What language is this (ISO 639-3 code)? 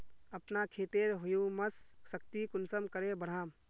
mag